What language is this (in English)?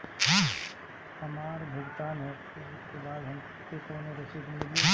Bhojpuri